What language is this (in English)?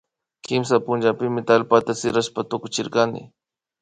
Imbabura Highland Quichua